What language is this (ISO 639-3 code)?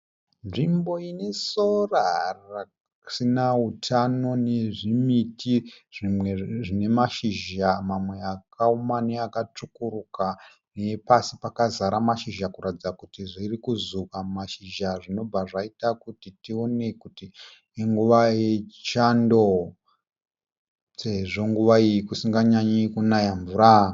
sna